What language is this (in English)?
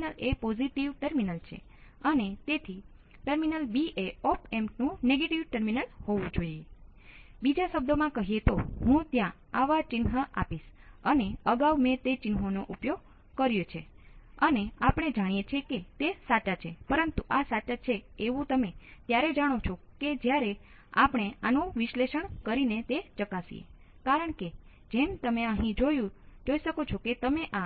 Gujarati